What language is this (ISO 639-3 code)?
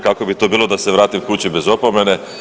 hrv